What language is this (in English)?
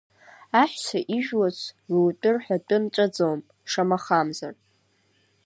Abkhazian